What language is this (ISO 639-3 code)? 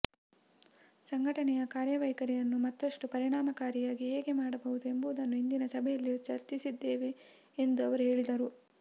kan